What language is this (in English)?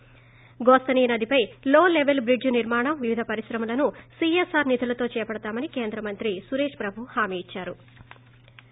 Telugu